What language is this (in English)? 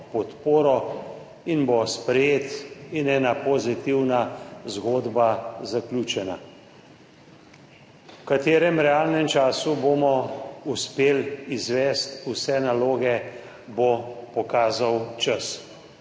Slovenian